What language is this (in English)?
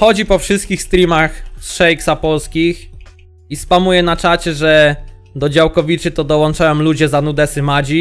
Polish